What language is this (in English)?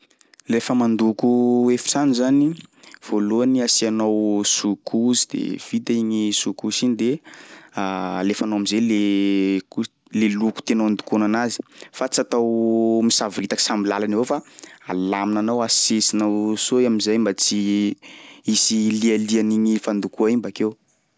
Sakalava Malagasy